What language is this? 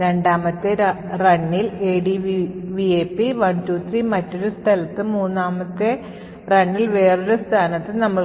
Malayalam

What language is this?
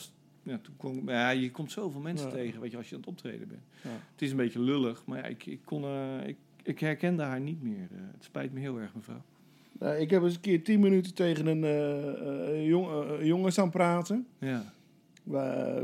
Dutch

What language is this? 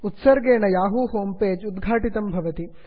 Sanskrit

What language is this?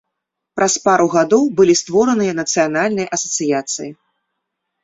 Belarusian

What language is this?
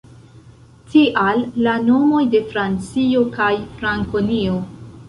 Esperanto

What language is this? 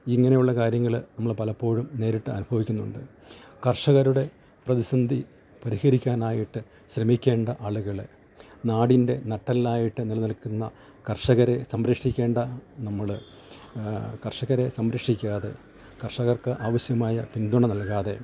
Malayalam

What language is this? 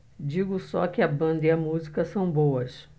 Portuguese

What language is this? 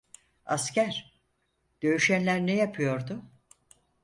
Turkish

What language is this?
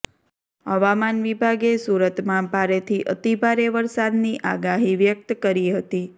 Gujarati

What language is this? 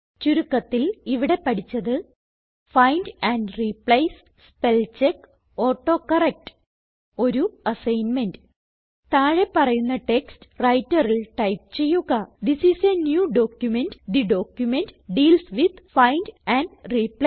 Malayalam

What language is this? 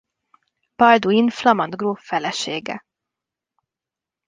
Hungarian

